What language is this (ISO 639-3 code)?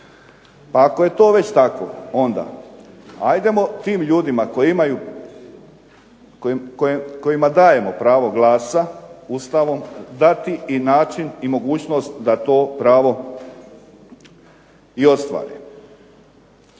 hrv